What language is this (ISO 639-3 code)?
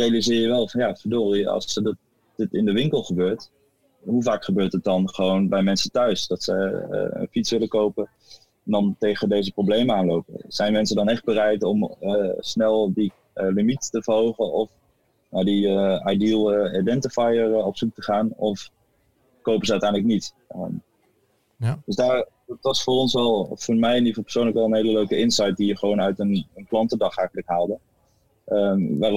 nld